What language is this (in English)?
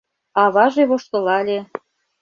Mari